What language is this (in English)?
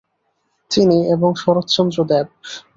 Bangla